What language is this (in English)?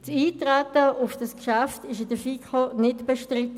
Swiss German